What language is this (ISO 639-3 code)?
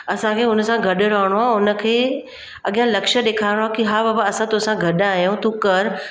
snd